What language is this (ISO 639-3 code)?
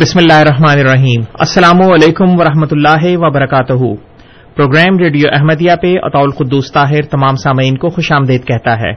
urd